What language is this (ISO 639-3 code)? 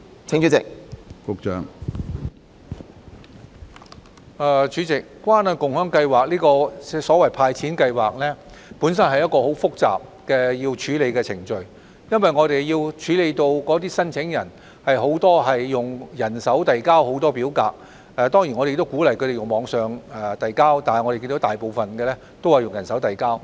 yue